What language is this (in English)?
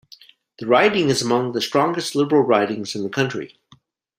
English